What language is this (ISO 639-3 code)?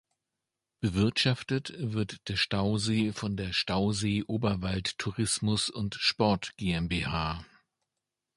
deu